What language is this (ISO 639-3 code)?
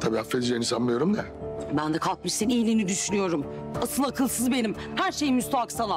tur